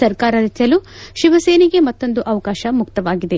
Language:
Kannada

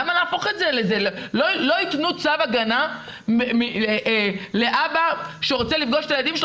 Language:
Hebrew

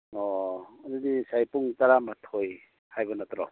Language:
Manipuri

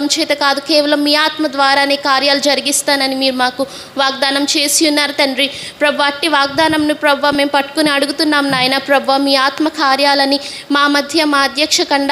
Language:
Romanian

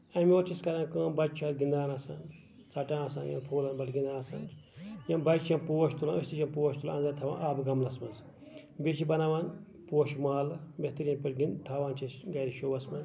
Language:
Kashmiri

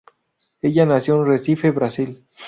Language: Spanish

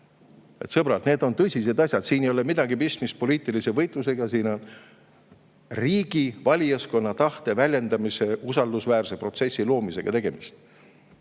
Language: Estonian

